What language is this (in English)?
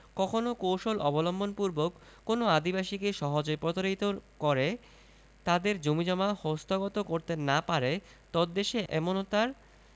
Bangla